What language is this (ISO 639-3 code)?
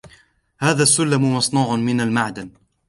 ara